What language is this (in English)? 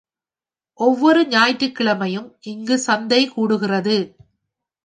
Tamil